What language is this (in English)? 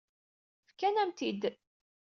Kabyle